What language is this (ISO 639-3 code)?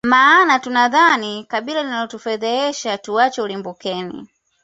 swa